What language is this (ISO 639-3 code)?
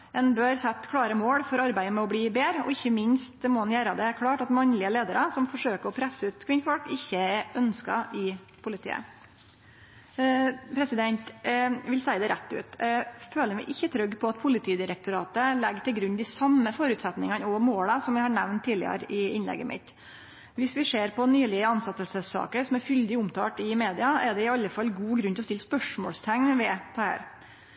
nno